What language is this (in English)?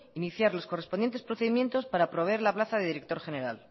Spanish